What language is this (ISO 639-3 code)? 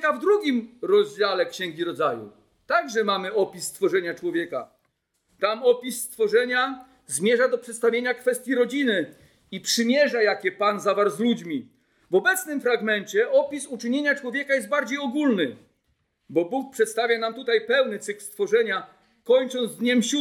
pol